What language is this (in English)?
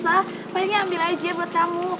Indonesian